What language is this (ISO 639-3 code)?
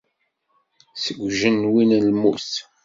kab